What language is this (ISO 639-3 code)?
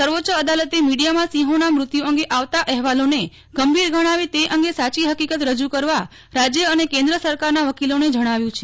guj